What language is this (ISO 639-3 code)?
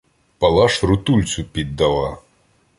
ukr